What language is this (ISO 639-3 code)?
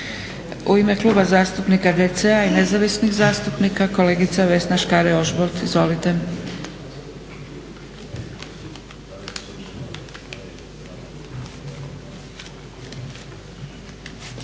hrv